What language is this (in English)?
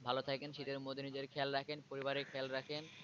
Bangla